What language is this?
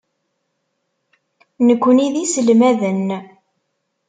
Kabyle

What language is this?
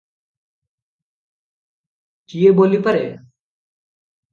Odia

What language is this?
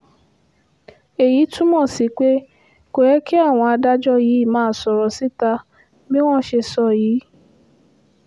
Yoruba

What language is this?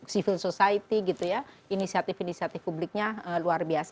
Indonesian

